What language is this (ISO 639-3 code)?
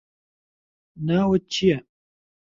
ckb